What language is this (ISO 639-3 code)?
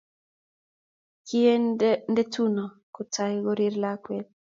kln